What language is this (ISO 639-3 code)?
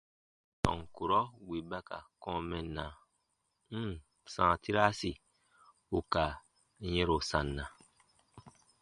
bba